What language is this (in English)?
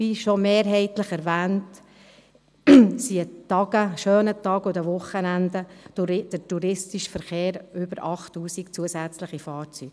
Swiss German